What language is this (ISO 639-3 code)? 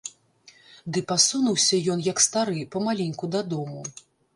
bel